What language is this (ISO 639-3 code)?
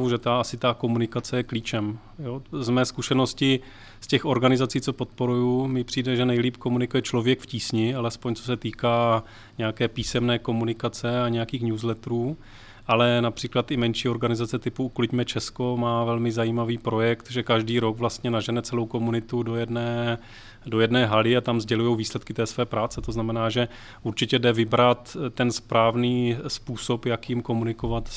ces